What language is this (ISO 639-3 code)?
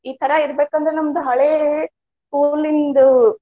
kan